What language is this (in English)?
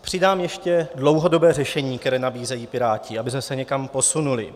Czech